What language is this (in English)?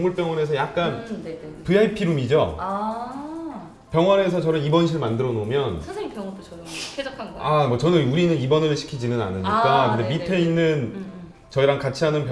Korean